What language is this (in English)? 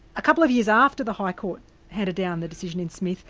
English